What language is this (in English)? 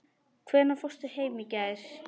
Icelandic